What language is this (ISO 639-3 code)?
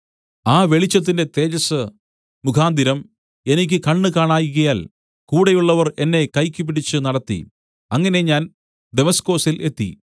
mal